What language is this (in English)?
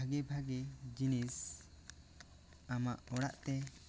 Santali